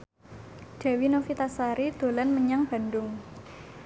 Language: Javanese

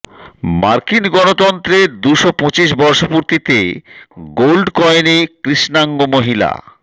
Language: Bangla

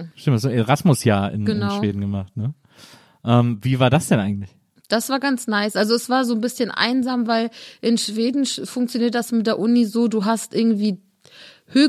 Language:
German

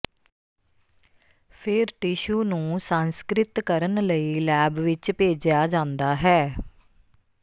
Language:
Punjabi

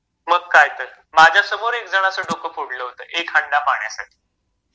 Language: Marathi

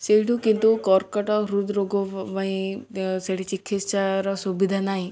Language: Odia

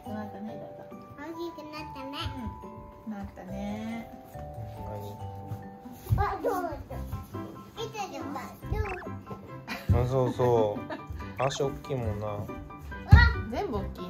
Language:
Japanese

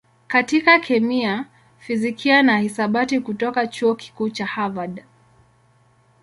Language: Swahili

